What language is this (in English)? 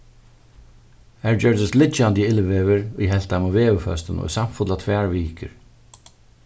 Faroese